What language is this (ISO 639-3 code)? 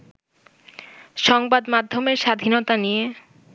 ben